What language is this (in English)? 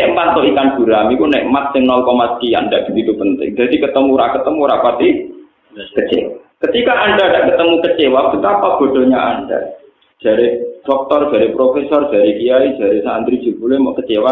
Indonesian